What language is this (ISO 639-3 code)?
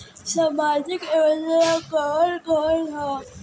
bho